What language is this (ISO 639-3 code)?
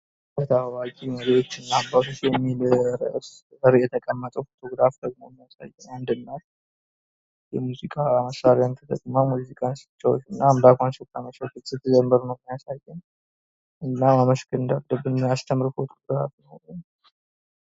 amh